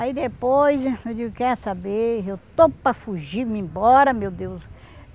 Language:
Portuguese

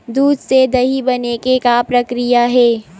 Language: Chhattisgarhi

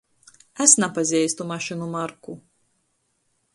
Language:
Latgalian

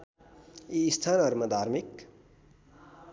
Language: Nepali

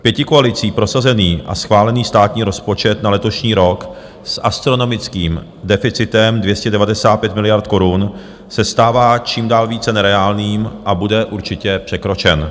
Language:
Czech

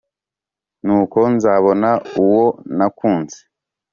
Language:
Kinyarwanda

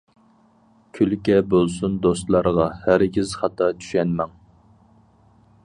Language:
Uyghur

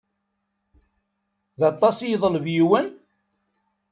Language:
Kabyle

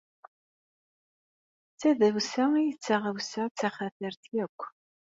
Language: Kabyle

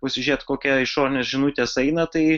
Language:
Lithuanian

